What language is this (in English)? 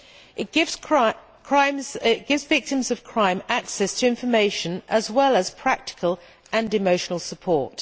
English